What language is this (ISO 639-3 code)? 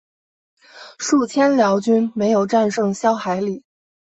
zho